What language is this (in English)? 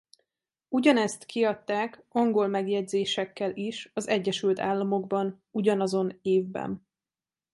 Hungarian